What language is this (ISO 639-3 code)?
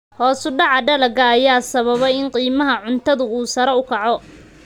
som